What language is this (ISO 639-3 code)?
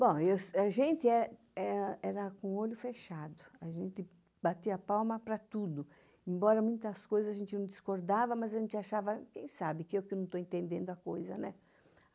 por